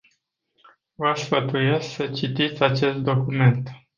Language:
Romanian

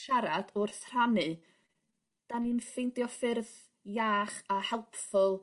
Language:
Welsh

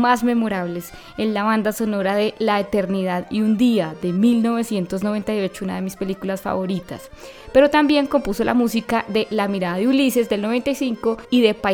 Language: Spanish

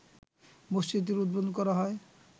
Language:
Bangla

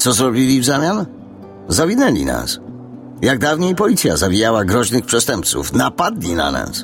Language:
Polish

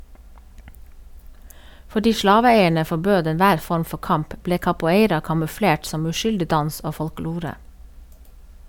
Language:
Norwegian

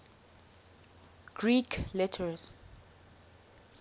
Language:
English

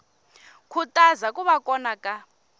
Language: Tsonga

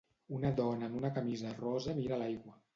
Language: Catalan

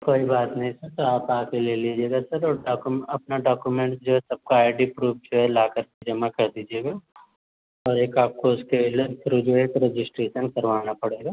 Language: Hindi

